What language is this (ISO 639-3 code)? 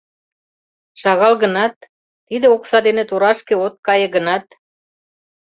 chm